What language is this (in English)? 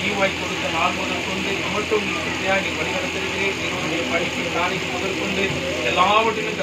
Arabic